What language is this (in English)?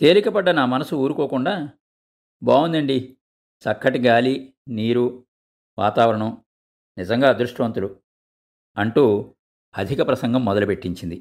Telugu